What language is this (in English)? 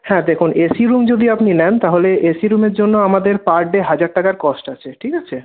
Bangla